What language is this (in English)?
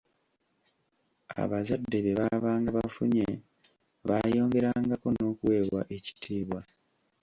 Ganda